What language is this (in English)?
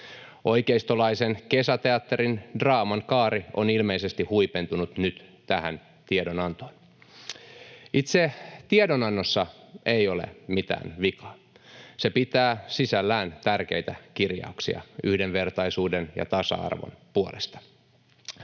Finnish